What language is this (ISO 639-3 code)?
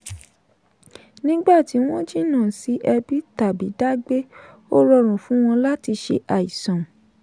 yor